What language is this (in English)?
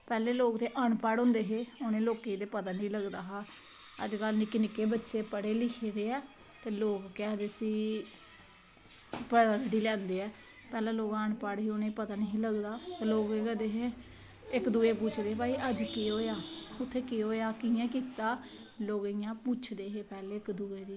Dogri